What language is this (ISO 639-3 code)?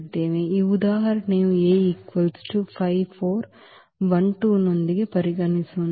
kan